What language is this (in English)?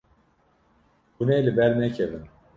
Kurdish